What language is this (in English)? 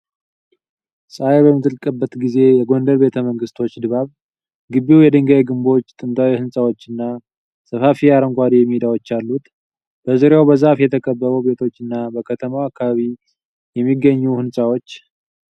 Amharic